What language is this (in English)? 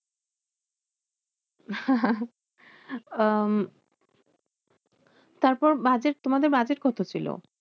Bangla